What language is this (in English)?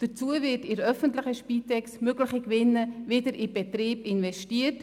Swiss German